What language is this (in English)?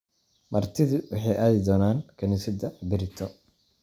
Somali